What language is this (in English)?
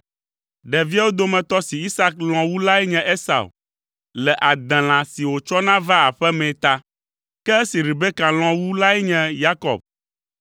Ewe